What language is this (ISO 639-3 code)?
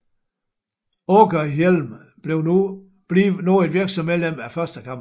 dan